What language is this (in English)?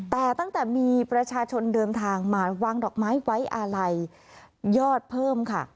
Thai